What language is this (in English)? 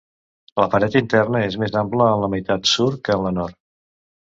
Catalan